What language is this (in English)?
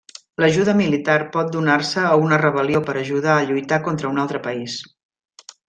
Catalan